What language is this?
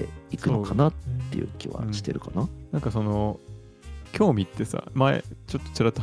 Japanese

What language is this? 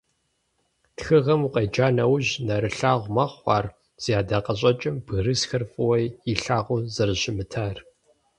Kabardian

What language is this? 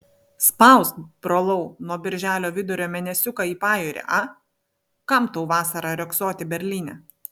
Lithuanian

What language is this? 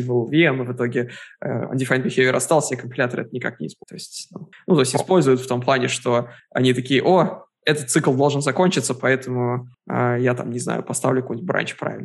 Russian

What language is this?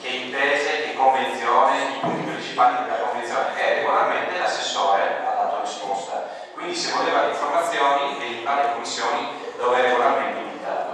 Italian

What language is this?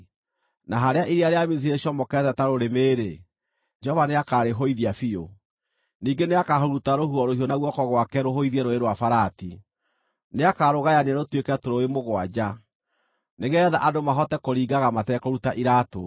Kikuyu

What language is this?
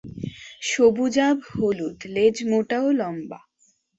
Bangla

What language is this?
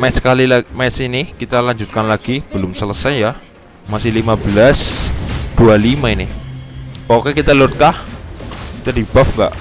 Indonesian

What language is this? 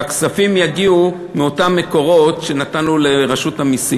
Hebrew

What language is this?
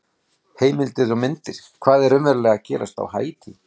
Icelandic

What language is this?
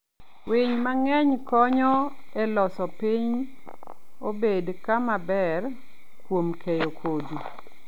Luo (Kenya and Tanzania)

